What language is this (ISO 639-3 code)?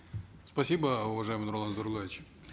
kaz